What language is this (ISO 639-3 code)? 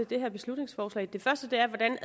dan